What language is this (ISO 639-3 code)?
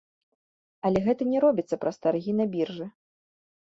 bel